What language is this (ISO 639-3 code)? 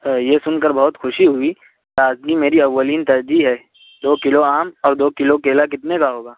urd